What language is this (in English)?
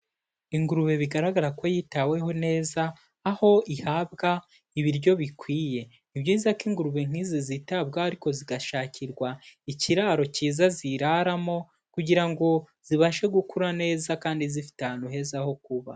Kinyarwanda